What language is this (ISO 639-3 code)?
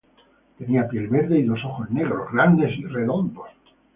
spa